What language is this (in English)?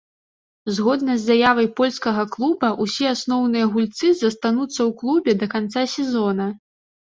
Belarusian